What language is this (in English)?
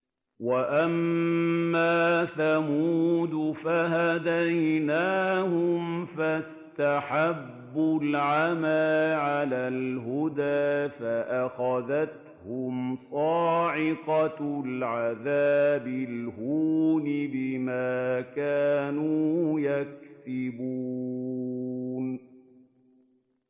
Arabic